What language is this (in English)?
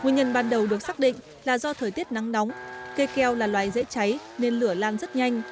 Vietnamese